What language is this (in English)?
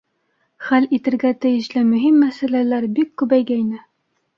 Bashkir